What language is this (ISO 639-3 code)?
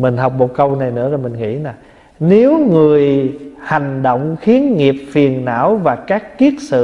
vie